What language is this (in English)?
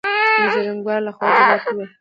Pashto